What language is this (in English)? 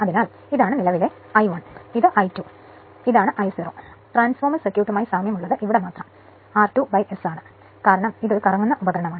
Malayalam